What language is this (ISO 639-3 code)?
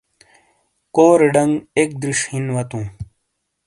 scl